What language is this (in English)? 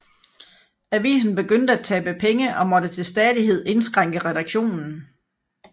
Danish